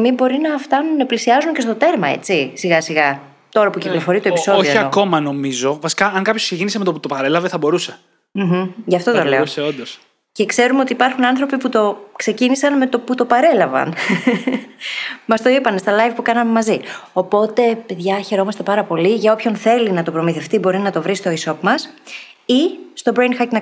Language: Greek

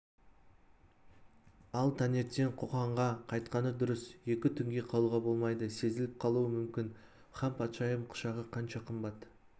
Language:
Kazakh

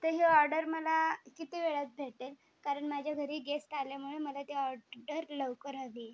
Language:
Marathi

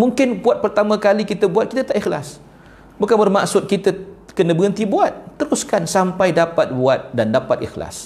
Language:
Malay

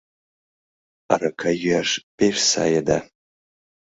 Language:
Mari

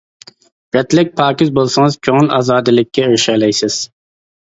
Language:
Uyghur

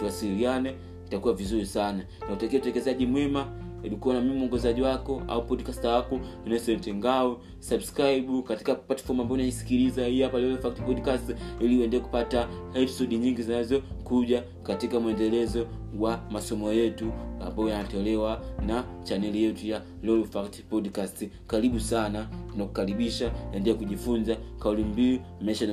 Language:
Swahili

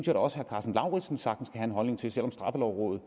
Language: Danish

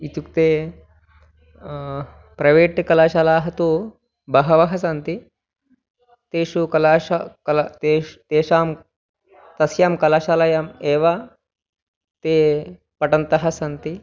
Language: Sanskrit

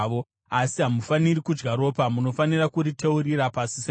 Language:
Shona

